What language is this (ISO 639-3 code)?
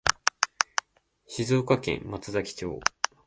jpn